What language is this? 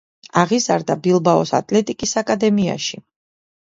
Georgian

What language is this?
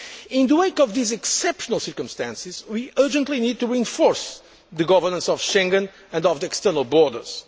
English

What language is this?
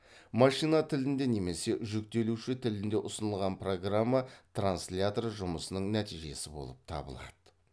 Kazakh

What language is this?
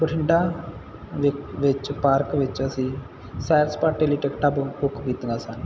Punjabi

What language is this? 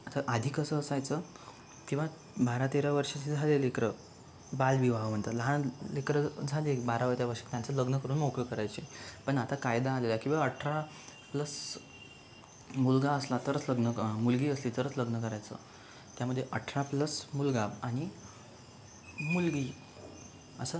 Marathi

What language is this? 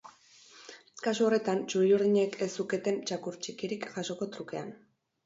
Basque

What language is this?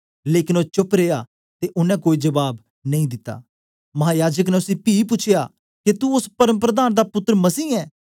Dogri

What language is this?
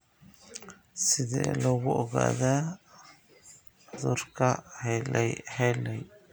Somali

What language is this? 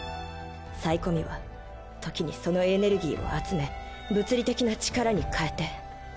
Japanese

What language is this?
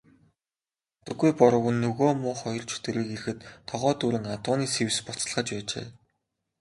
Mongolian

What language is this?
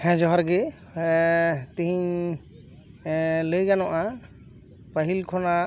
Santali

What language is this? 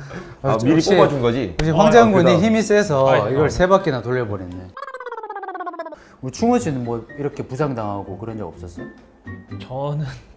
Korean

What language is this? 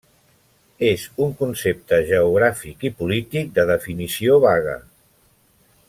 Catalan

